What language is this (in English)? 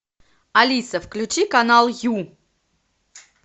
Russian